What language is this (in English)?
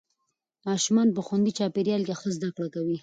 Pashto